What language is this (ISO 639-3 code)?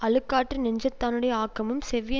tam